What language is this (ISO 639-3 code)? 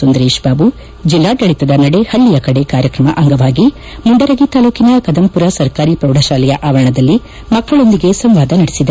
kan